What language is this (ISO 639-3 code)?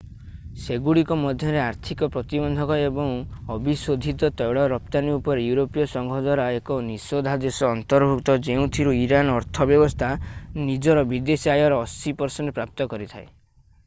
ori